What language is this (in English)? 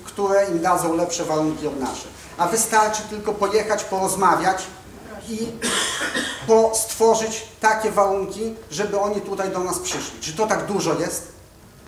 Polish